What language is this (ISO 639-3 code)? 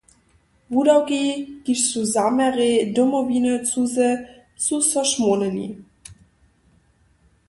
hsb